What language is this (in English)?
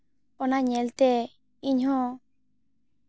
Santali